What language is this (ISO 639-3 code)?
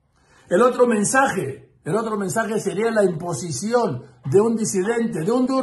spa